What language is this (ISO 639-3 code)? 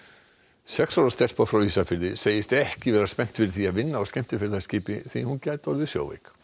isl